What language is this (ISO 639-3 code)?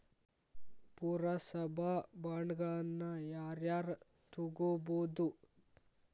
kan